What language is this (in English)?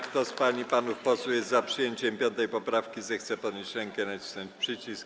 Polish